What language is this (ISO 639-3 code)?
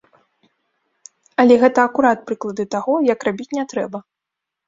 bel